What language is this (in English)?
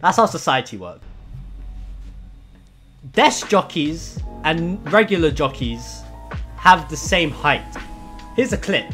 English